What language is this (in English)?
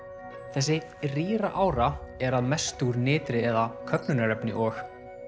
Icelandic